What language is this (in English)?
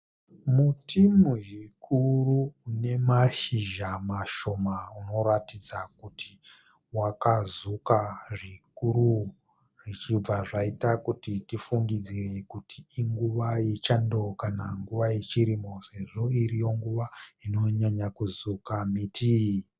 Shona